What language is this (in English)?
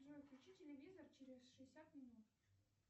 Russian